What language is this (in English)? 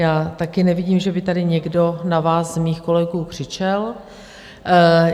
Czech